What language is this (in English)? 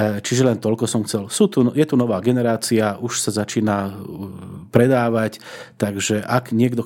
Slovak